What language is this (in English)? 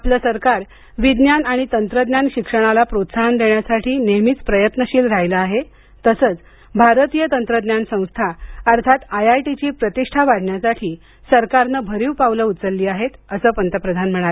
Marathi